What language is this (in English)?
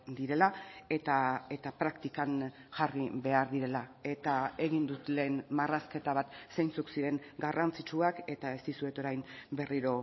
Basque